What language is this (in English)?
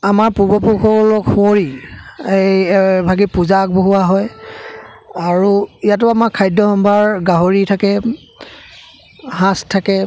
Assamese